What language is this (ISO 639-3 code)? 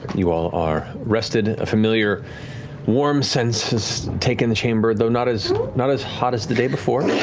eng